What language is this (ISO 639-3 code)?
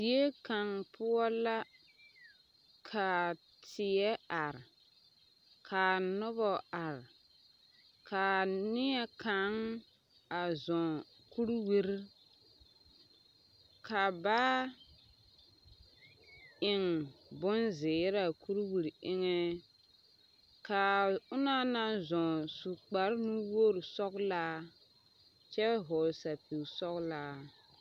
dga